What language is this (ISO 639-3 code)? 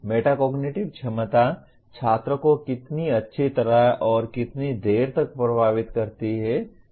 hin